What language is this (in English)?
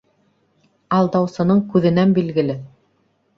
Bashkir